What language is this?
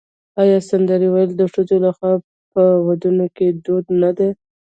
Pashto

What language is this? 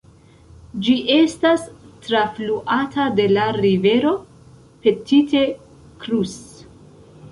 Esperanto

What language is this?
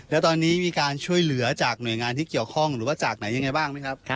Thai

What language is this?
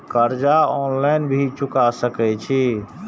Maithili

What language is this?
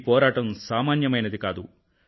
Telugu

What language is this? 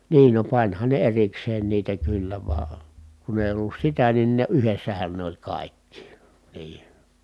Finnish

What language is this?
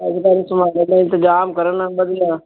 Punjabi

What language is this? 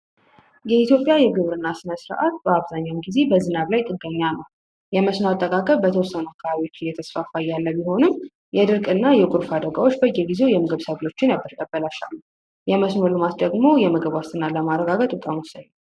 Amharic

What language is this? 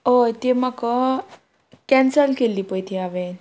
Konkani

